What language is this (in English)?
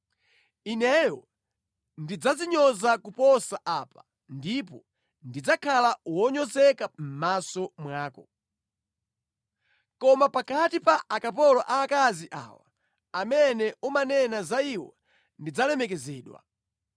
Nyanja